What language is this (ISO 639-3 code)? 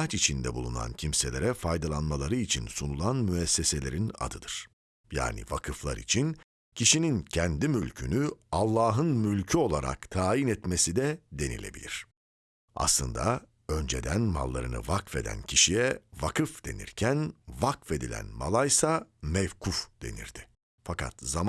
tur